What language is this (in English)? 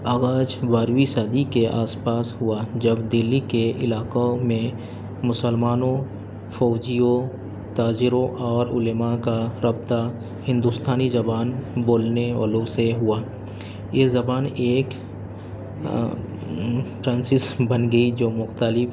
Urdu